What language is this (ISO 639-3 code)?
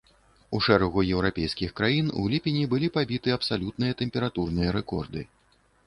bel